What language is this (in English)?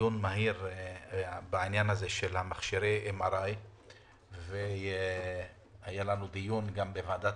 Hebrew